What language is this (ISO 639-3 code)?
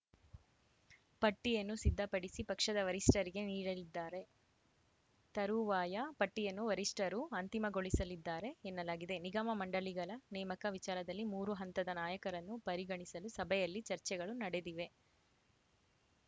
kan